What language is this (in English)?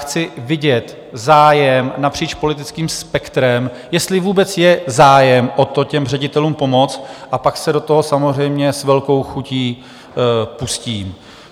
Czech